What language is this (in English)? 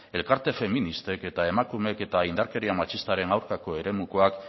Basque